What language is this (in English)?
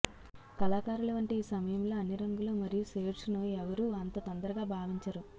Telugu